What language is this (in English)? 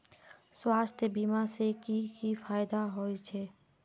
Magahi